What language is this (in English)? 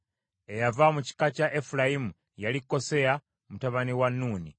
Ganda